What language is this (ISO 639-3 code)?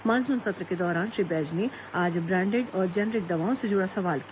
hin